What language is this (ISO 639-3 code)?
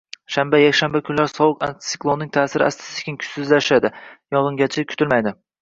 uzb